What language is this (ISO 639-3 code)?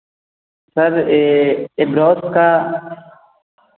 hin